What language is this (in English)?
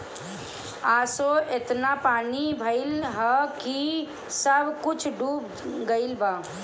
Bhojpuri